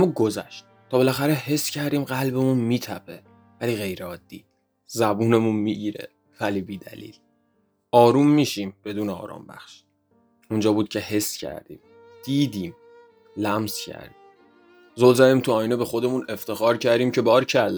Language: Persian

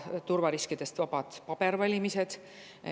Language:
Estonian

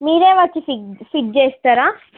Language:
Telugu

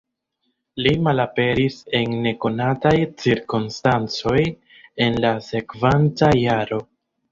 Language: Esperanto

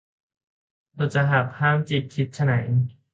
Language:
Thai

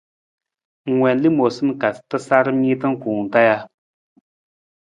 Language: Nawdm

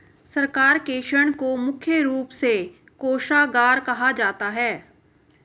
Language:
Hindi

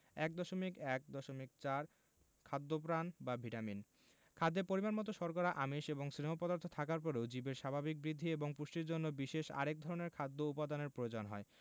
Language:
Bangla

